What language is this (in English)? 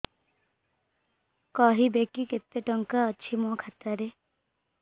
Odia